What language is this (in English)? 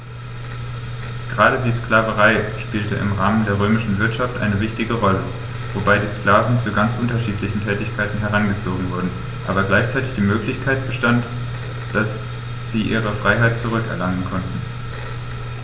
German